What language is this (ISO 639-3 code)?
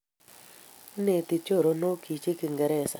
kln